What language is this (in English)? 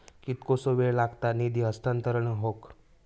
Marathi